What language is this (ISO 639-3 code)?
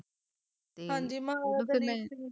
pan